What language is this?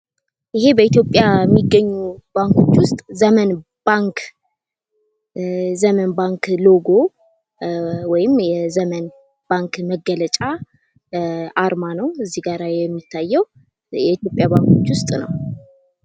Amharic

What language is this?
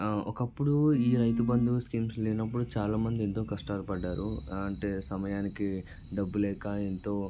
Telugu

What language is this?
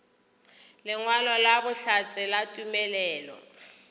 Northern Sotho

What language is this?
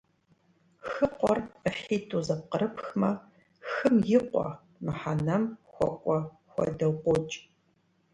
Kabardian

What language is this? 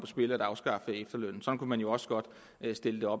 Danish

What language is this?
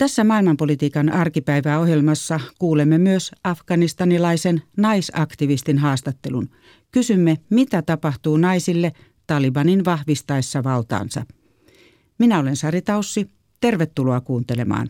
Finnish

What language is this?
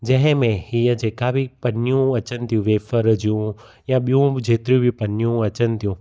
Sindhi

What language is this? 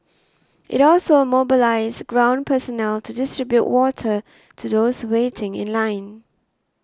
English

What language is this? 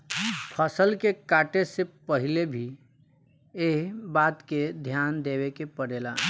Bhojpuri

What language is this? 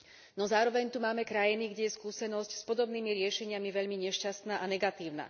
Slovak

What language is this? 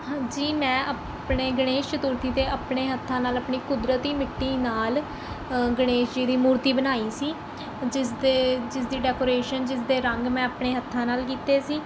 Punjabi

